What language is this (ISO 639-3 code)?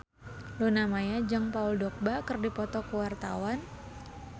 sun